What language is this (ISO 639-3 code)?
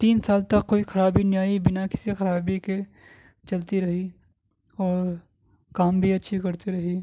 urd